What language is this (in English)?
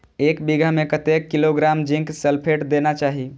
Maithili